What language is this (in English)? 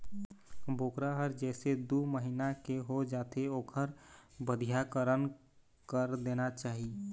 Chhattisgarhi